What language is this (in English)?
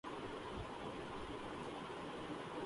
Urdu